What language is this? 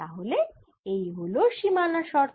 Bangla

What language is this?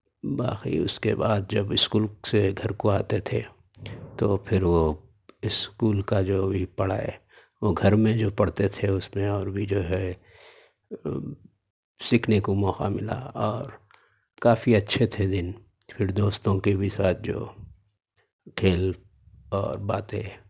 Urdu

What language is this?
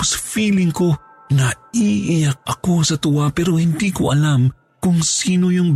Filipino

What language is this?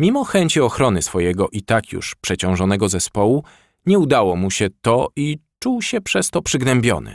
Polish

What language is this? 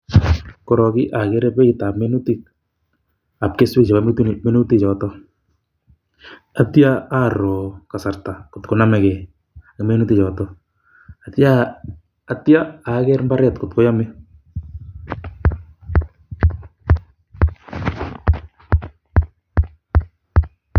Kalenjin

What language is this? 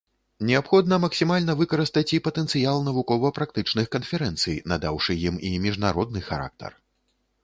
Belarusian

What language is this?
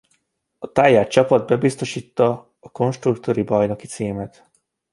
Hungarian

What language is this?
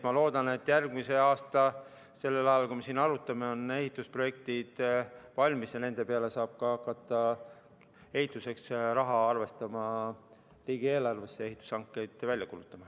Estonian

